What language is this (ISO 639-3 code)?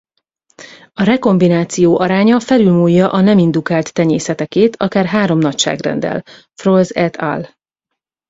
hun